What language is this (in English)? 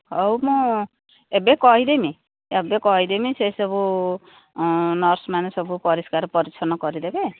Odia